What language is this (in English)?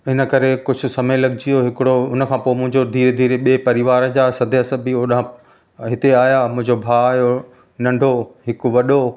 Sindhi